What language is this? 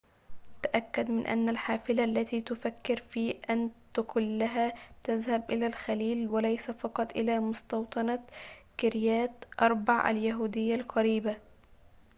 Arabic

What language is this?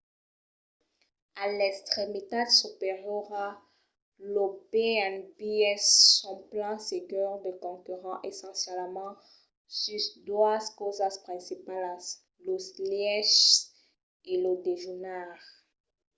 Occitan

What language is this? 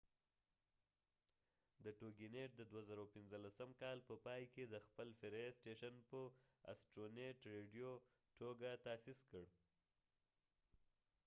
Pashto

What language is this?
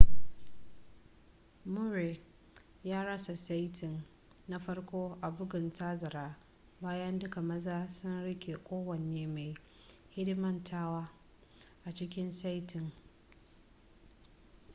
Hausa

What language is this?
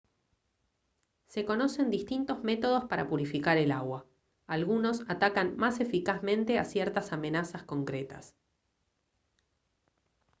Spanish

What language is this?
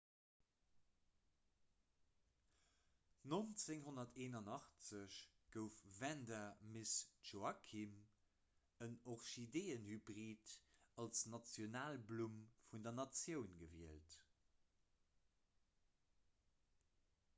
Luxembourgish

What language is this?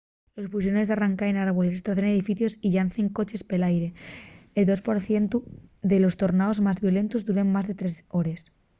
Asturian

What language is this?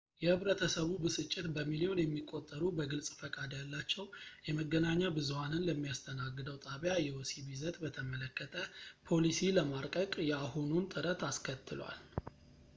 Amharic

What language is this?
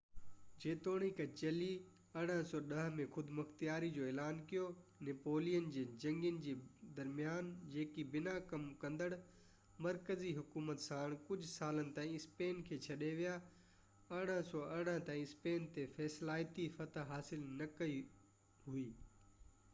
Sindhi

